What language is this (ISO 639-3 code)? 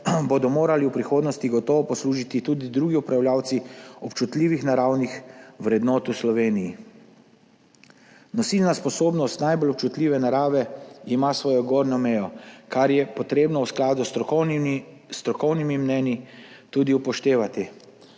slv